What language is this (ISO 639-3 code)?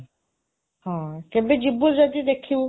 ori